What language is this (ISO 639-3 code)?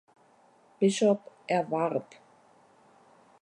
deu